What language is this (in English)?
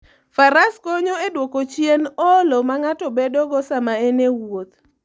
Luo (Kenya and Tanzania)